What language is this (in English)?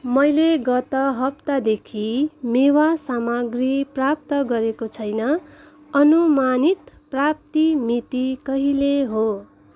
Nepali